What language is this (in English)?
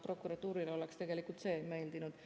Estonian